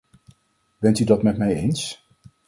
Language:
Dutch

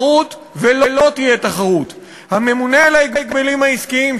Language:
Hebrew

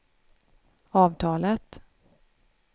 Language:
Swedish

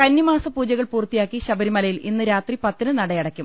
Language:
Malayalam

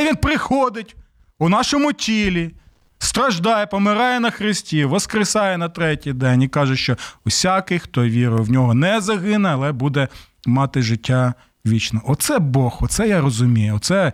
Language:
Ukrainian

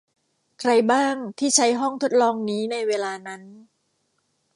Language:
Thai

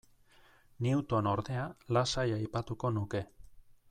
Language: Basque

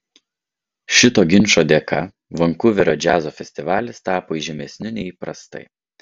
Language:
Lithuanian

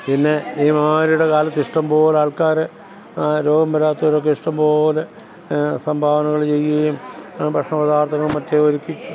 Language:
Malayalam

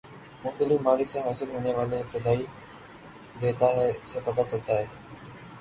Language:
Urdu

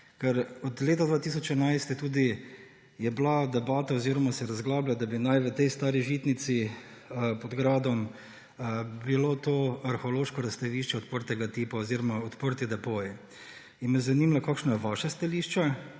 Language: Slovenian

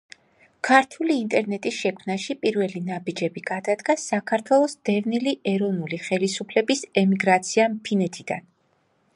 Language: Georgian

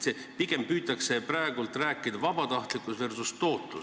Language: Estonian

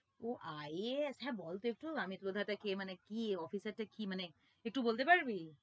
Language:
Bangla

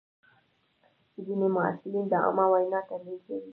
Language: Pashto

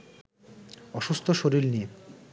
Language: Bangla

